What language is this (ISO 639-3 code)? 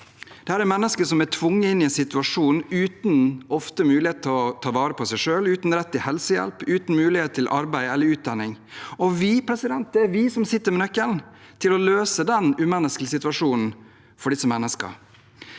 nor